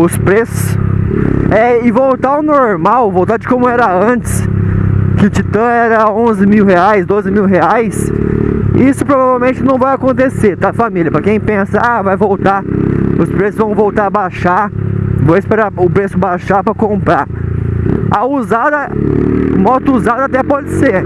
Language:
Portuguese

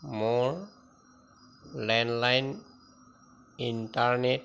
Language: Assamese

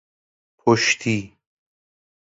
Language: Persian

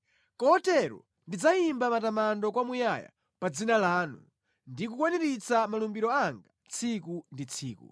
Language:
Nyanja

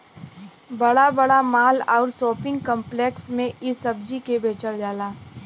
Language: Bhojpuri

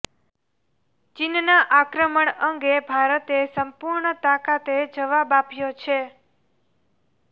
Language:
Gujarati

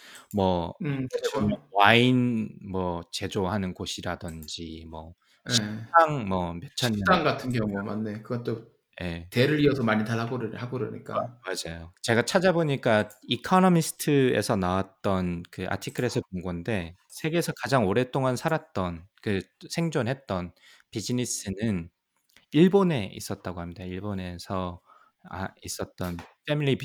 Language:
Korean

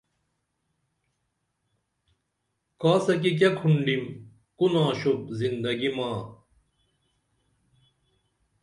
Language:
Dameli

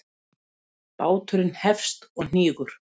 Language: Icelandic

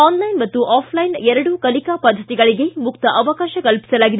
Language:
Kannada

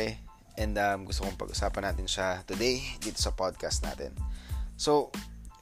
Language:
Filipino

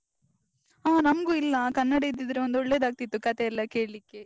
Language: Kannada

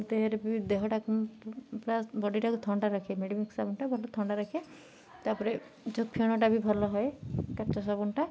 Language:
Odia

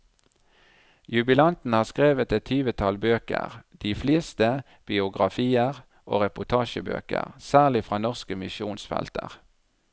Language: Norwegian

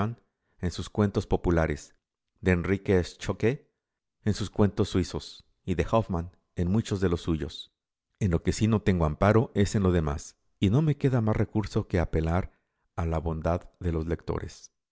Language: Spanish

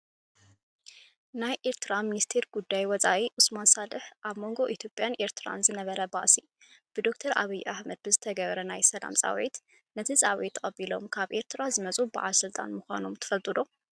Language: Tigrinya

